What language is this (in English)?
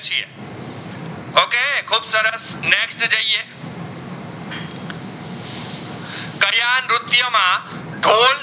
Gujarati